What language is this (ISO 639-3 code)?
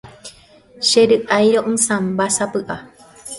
grn